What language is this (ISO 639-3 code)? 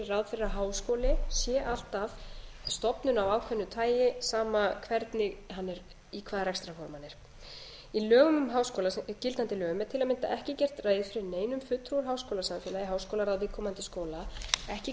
isl